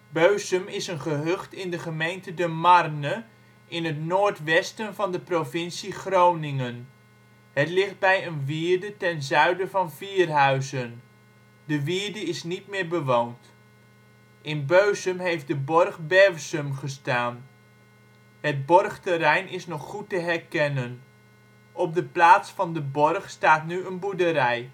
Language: Dutch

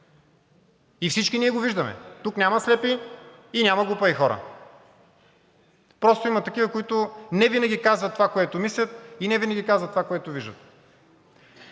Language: Bulgarian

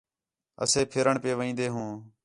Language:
Khetrani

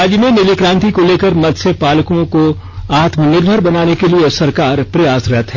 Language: Hindi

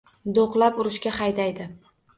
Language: Uzbek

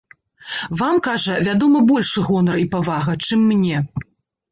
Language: Belarusian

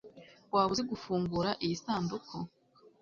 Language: Kinyarwanda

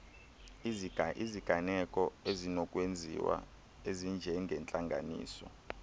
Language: Xhosa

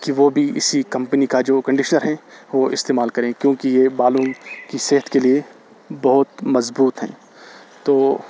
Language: Urdu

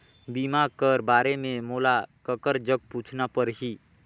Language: Chhattisgarhi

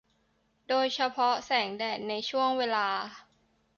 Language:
Thai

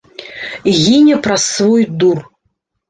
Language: Belarusian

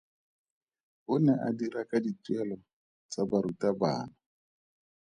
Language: Tswana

